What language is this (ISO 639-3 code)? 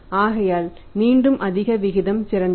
tam